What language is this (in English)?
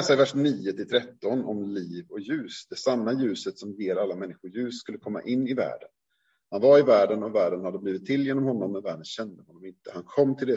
Swedish